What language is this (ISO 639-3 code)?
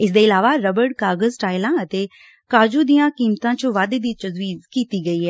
pan